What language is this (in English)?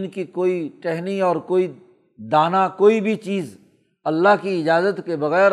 Urdu